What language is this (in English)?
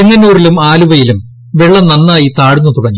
Malayalam